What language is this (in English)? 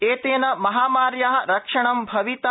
Sanskrit